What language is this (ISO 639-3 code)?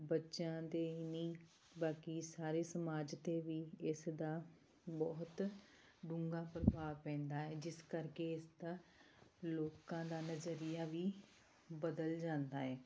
pan